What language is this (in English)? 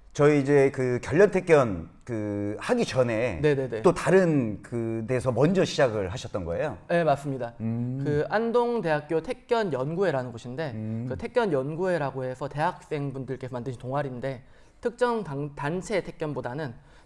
Korean